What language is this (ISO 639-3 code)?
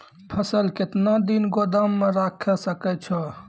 mai